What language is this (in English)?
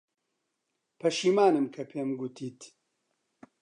Central Kurdish